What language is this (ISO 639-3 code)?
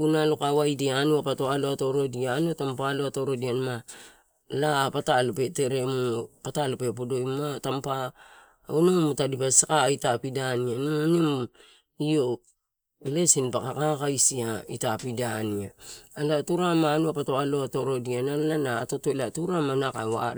ttu